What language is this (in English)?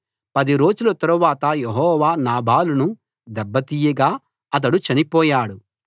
Telugu